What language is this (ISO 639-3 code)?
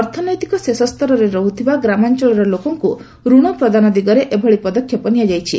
ori